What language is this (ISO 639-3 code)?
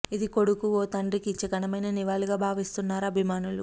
tel